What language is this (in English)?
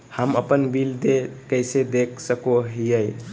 Magahi